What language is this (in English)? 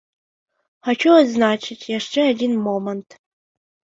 Belarusian